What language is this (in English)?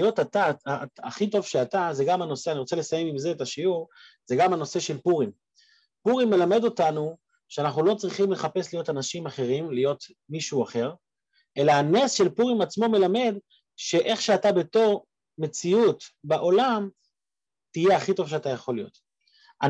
Hebrew